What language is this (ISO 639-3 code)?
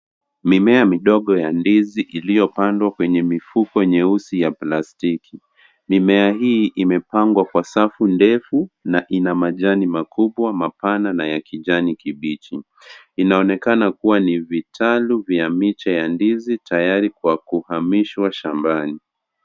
swa